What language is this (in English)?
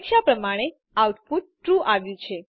Gujarati